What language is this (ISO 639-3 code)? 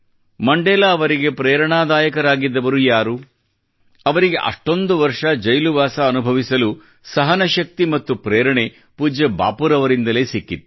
kan